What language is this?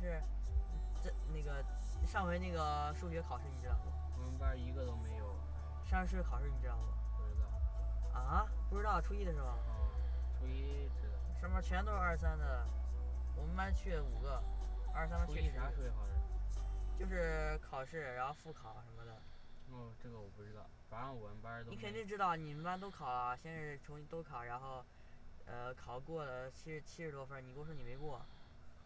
Chinese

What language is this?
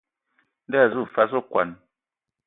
Ewondo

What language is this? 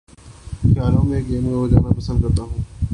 Urdu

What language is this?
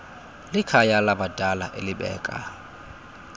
Xhosa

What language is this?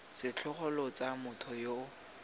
Tswana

